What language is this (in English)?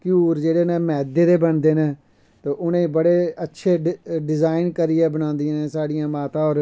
Dogri